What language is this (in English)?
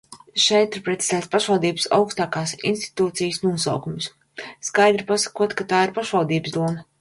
Latvian